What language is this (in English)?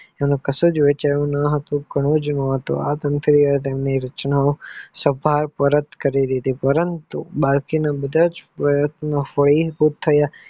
Gujarati